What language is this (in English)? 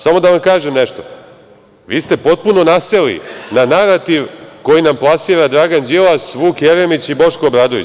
Serbian